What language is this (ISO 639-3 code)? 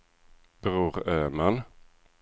swe